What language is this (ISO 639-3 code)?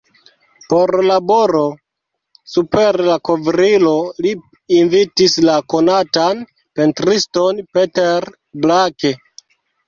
epo